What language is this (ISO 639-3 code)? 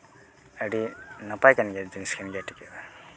sat